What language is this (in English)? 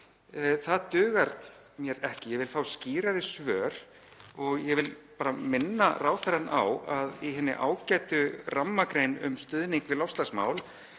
Icelandic